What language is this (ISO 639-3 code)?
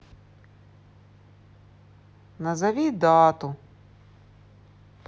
rus